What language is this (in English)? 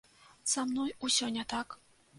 Belarusian